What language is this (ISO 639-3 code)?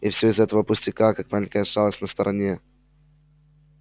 rus